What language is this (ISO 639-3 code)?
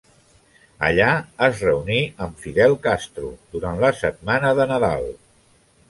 cat